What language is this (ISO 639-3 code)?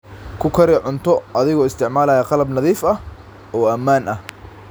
som